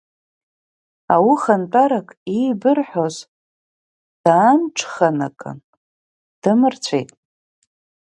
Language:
Abkhazian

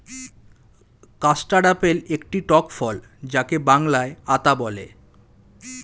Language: Bangla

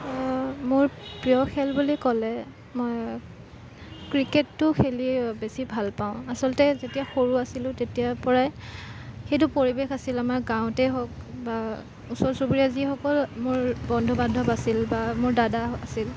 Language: Assamese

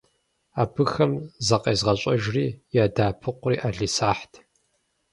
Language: Kabardian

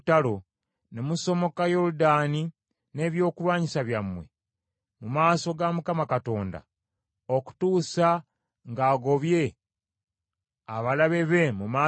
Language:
Ganda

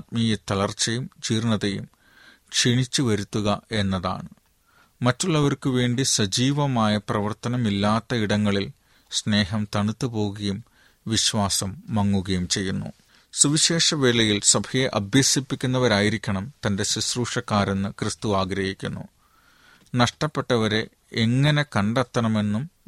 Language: Malayalam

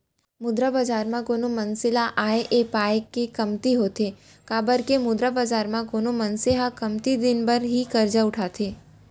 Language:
Chhattisgarhi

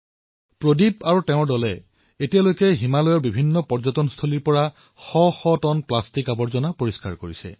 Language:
Assamese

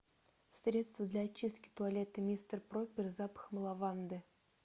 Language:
Russian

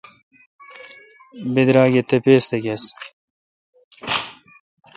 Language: Kalkoti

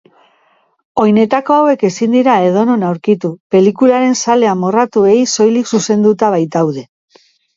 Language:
Basque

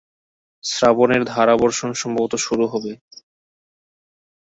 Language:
Bangla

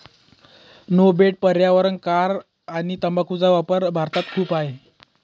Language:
Marathi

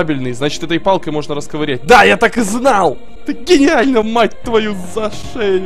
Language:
Russian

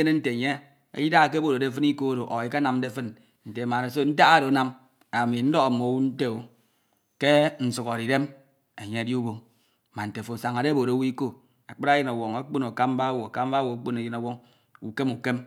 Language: Ito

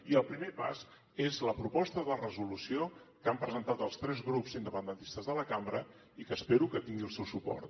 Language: Catalan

